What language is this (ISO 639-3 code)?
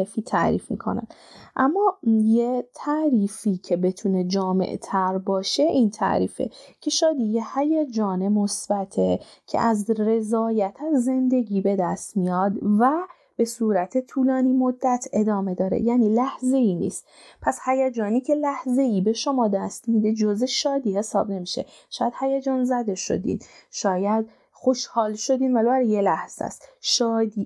fas